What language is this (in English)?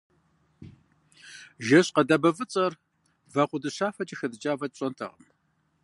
Kabardian